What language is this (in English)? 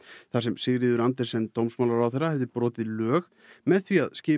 Icelandic